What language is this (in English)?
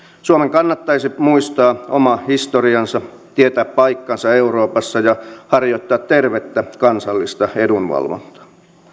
Finnish